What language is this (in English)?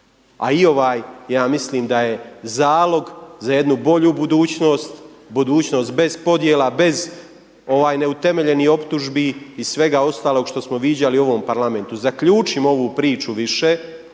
Croatian